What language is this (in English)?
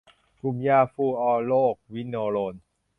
Thai